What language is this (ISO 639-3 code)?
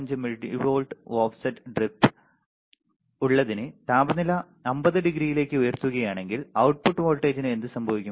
mal